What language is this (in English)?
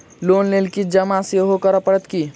Maithili